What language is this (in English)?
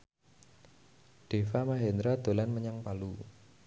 Javanese